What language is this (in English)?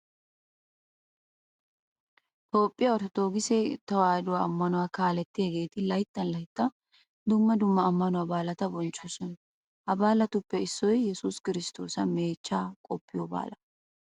Wolaytta